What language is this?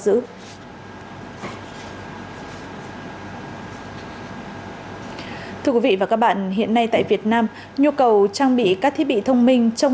Vietnamese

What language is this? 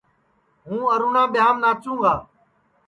Sansi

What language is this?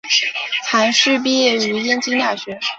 Chinese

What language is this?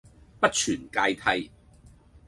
Cantonese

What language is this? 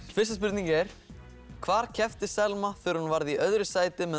Icelandic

